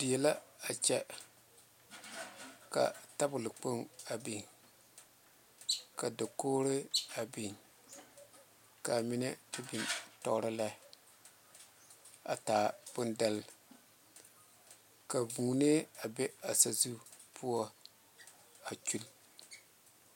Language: Southern Dagaare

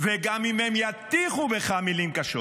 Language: Hebrew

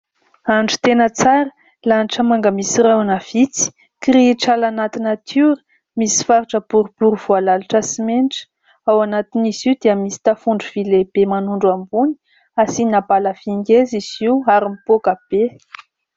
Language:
Malagasy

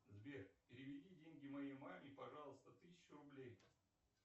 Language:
Russian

